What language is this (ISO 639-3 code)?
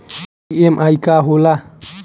bho